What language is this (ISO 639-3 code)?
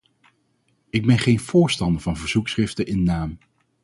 nld